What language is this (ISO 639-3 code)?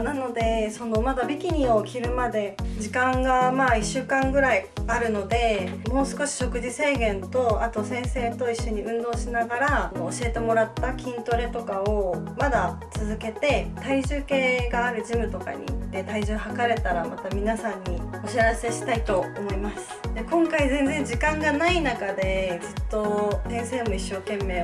jpn